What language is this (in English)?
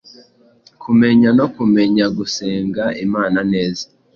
Kinyarwanda